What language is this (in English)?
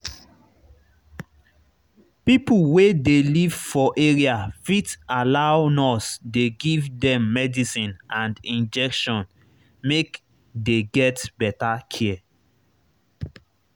Nigerian Pidgin